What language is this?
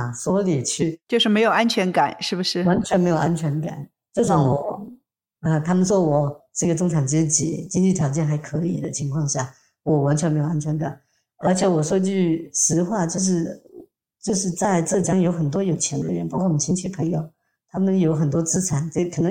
Chinese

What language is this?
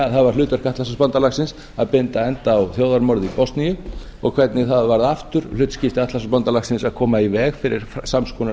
Icelandic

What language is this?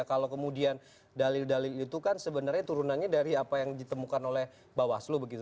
Indonesian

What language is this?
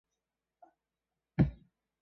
Chinese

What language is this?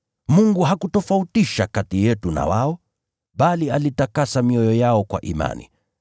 Swahili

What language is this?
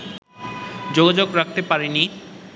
Bangla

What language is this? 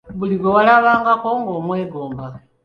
Ganda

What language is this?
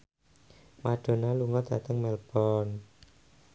Javanese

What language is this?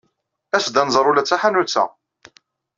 Kabyle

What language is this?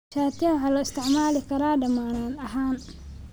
Somali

